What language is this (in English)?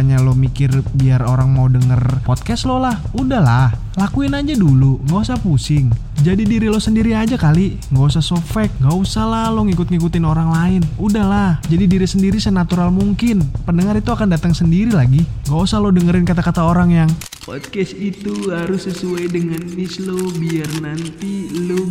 Indonesian